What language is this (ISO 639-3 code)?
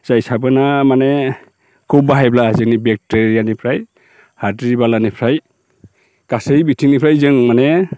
brx